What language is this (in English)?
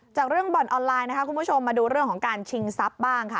Thai